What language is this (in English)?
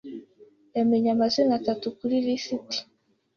Kinyarwanda